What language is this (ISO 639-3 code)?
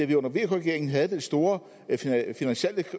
dan